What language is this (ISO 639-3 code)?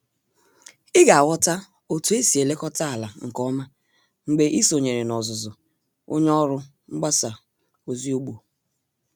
ibo